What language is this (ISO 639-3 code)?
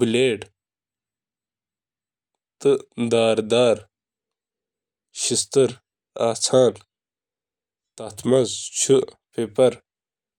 kas